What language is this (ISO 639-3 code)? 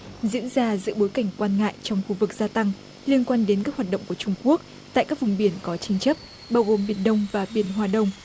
vie